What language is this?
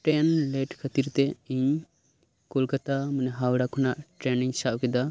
Santali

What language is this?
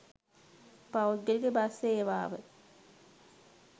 Sinhala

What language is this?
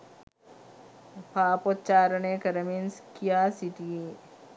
Sinhala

